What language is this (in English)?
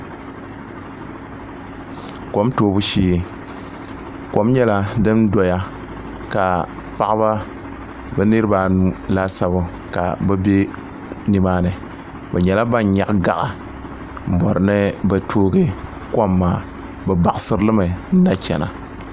Dagbani